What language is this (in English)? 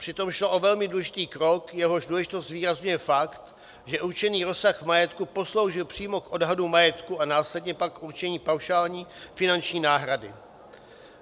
Czech